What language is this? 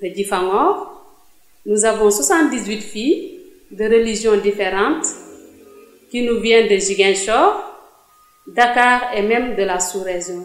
French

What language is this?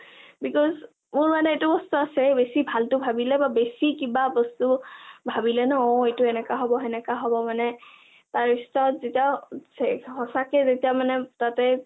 Assamese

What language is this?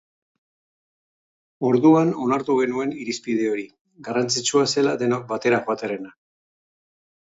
Basque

